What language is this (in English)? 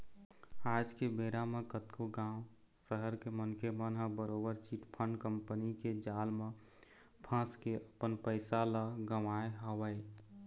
Chhattisgarhi